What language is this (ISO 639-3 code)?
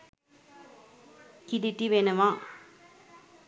sin